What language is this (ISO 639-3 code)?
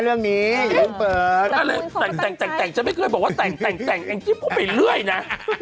tha